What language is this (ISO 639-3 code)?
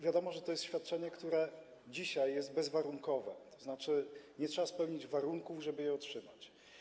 pol